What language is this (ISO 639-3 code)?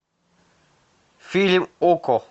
rus